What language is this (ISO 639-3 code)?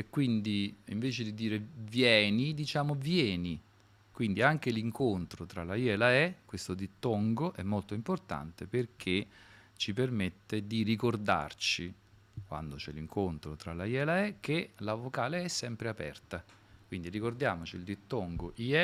ita